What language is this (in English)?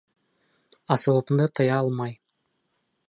Bashkir